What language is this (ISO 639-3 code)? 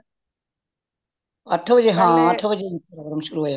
pan